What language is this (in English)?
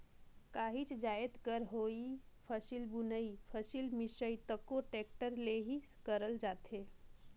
Chhattisgarhi